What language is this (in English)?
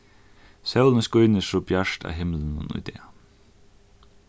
Faroese